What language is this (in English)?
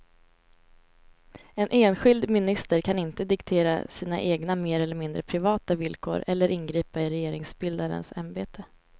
Swedish